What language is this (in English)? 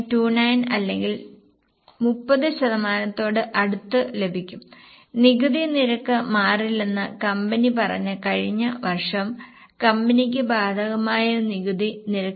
Malayalam